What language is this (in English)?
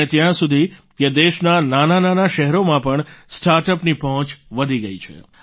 Gujarati